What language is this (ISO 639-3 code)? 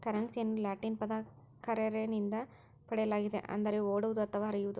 kan